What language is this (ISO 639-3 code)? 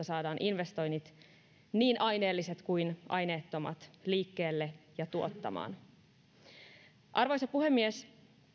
fin